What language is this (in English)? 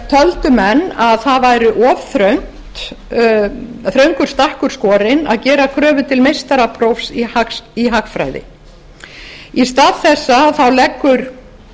Icelandic